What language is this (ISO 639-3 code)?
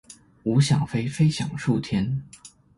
zho